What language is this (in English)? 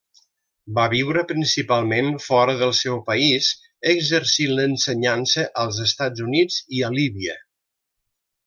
Catalan